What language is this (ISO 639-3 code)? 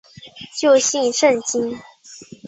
zho